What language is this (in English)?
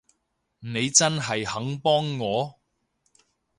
Cantonese